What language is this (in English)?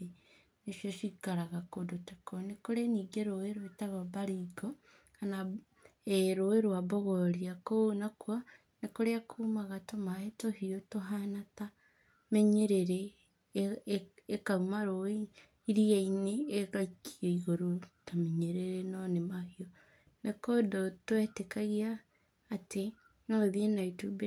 Kikuyu